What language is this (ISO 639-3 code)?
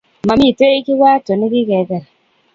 kln